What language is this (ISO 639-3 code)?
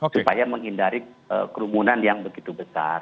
ind